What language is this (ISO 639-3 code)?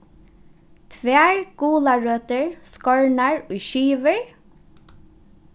fao